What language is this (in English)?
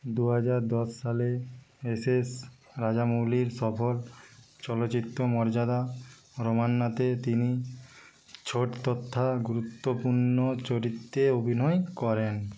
Bangla